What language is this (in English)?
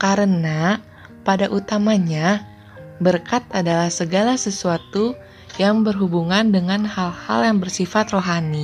Indonesian